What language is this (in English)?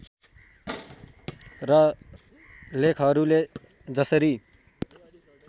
Nepali